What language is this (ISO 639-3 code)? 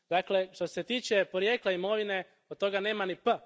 hrv